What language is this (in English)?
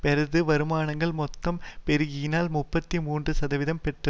Tamil